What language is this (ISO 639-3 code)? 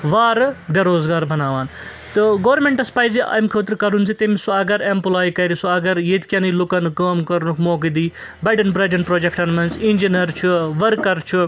kas